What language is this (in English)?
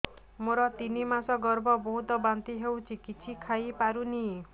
Odia